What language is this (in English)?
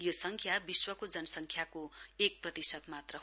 Nepali